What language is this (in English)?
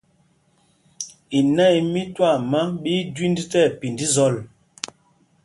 Mpumpong